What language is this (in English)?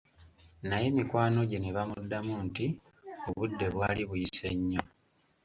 Ganda